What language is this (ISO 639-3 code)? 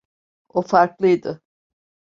tur